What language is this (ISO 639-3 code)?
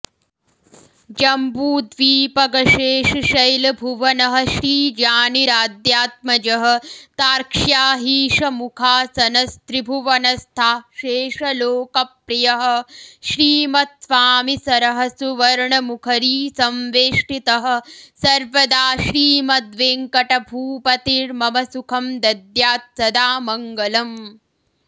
san